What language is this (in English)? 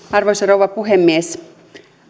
Finnish